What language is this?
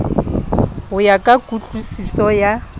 Southern Sotho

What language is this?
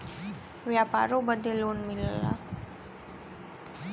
Bhojpuri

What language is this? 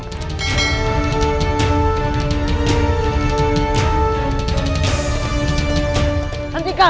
Indonesian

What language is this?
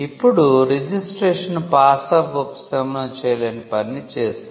Telugu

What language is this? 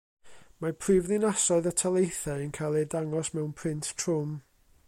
Welsh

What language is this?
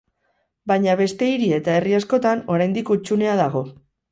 Basque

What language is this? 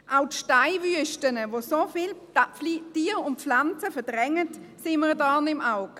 Swiss German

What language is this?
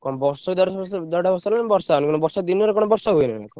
Odia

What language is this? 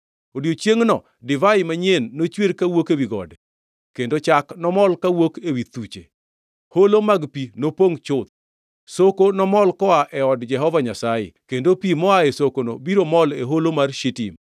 Luo (Kenya and Tanzania)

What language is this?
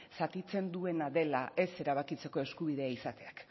Basque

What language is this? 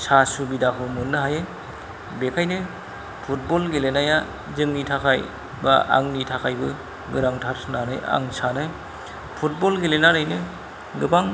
Bodo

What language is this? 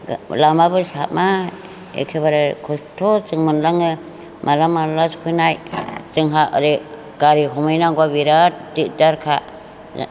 Bodo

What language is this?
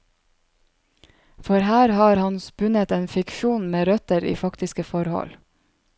Norwegian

